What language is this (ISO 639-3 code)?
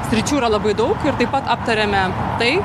lit